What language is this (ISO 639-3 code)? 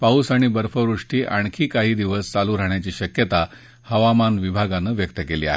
mar